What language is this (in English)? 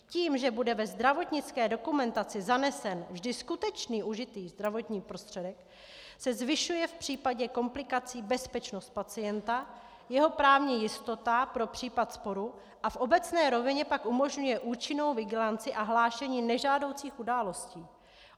Czech